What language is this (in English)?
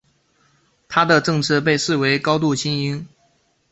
Chinese